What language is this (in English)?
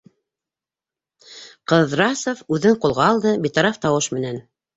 Bashkir